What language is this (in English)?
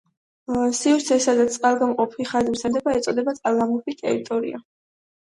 Georgian